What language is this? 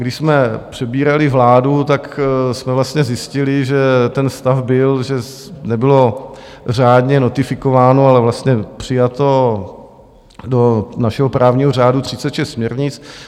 Czech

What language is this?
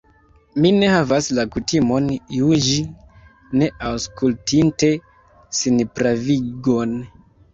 Esperanto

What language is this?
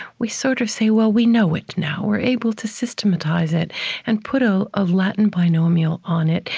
English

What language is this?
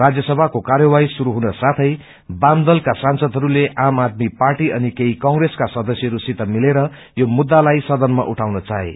Nepali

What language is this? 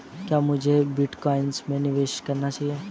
Hindi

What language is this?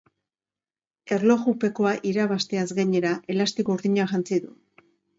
Basque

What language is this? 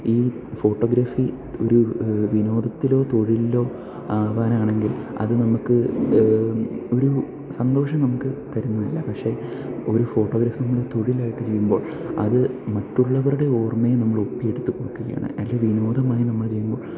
Malayalam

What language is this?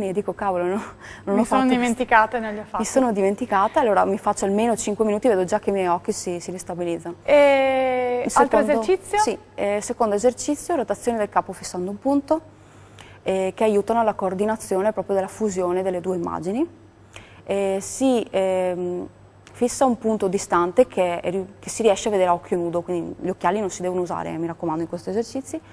Italian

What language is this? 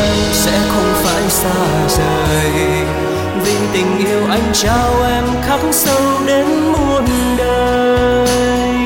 Vietnamese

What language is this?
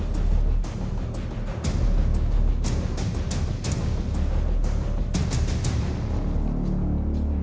Thai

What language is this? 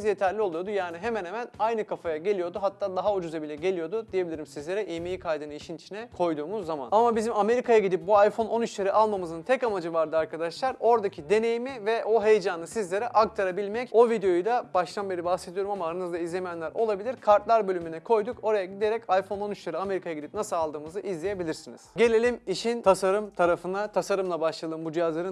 Turkish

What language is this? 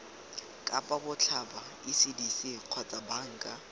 Tswana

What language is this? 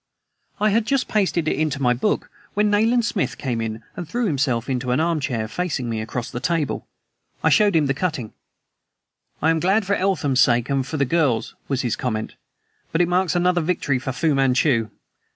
English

